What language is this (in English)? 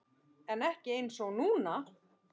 Icelandic